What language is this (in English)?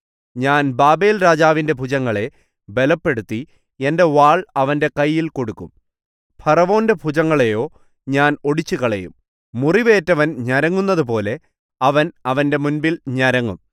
Malayalam